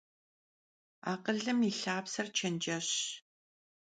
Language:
Kabardian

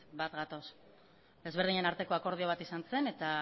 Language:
Basque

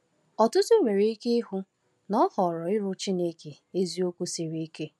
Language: Igbo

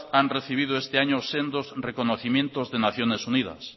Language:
Spanish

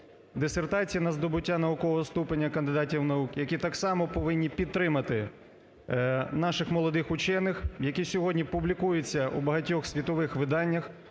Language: Ukrainian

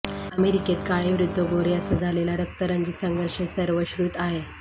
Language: Marathi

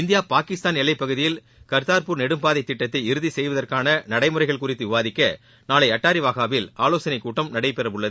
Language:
Tamil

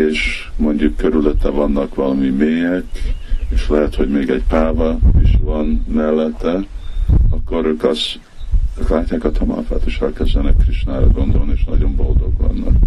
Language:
Hungarian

